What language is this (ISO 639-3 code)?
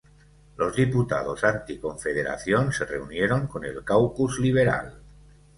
spa